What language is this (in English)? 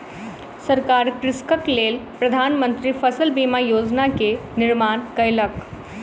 Maithili